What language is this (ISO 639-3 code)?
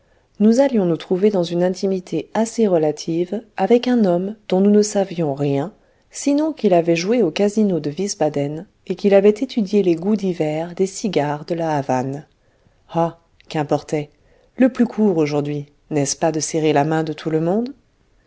fra